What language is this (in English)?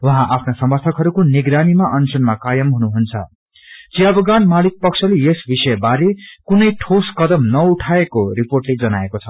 Nepali